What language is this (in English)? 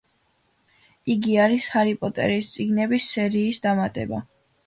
Georgian